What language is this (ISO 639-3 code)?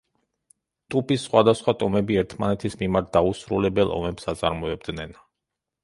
kat